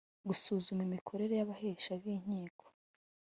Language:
Kinyarwanda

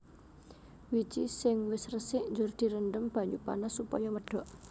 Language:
Javanese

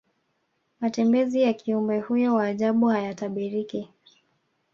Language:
Swahili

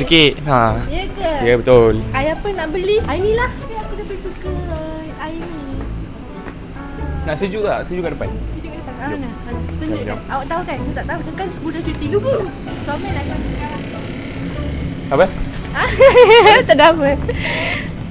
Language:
Malay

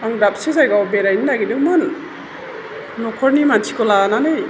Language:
Bodo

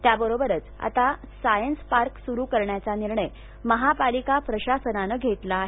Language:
Marathi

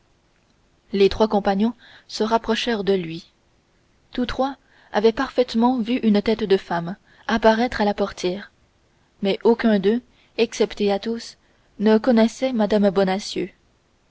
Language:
French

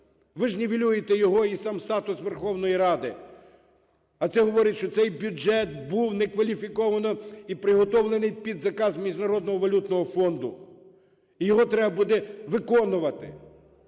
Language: Ukrainian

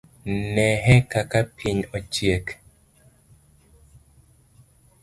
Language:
Luo (Kenya and Tanzania)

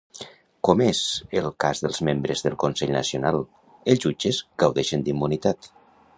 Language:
Catalan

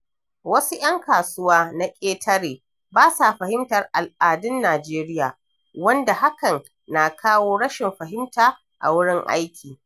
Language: Hausa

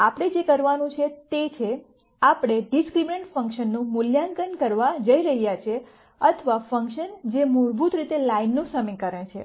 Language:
Gujarati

